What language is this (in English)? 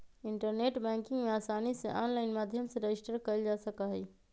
Magahi